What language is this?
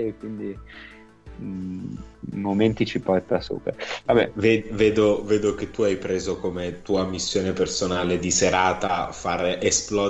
Italian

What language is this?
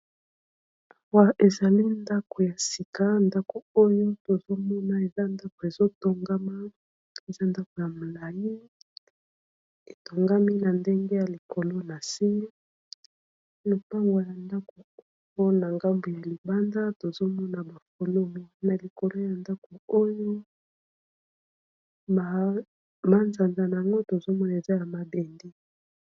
Lingala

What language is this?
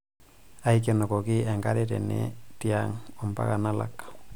Masai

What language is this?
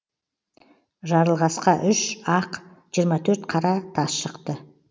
Kazakh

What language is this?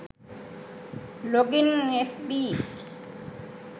Sinhala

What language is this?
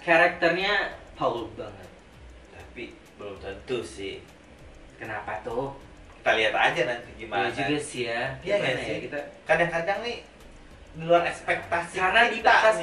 Indonesian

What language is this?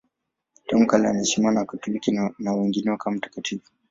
Swahili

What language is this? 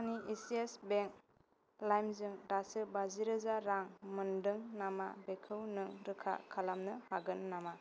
Bodo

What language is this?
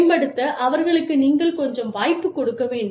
Tamil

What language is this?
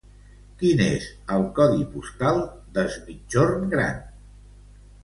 Catalan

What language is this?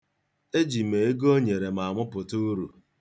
Igbo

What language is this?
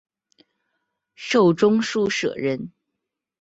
Chinese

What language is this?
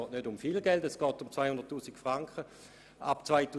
Swiss German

